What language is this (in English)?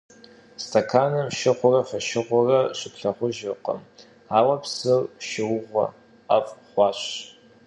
Kabardian